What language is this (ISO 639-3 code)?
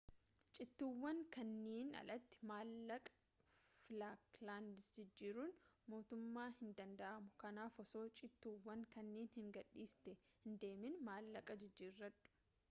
orm